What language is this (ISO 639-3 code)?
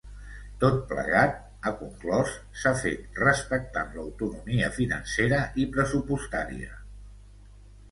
cat